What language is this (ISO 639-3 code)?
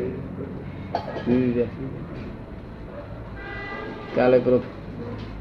guj